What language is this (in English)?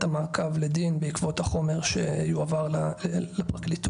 Hebrew